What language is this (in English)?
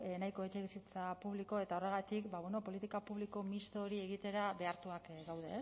Basque